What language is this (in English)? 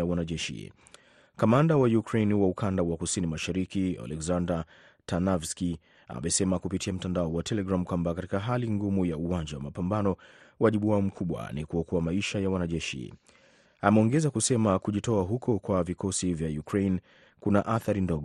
Swahili